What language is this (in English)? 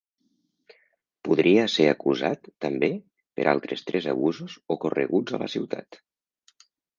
Catalan